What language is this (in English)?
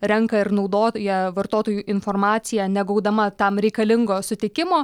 Lithuanian